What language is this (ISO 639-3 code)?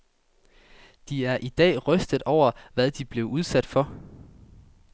dan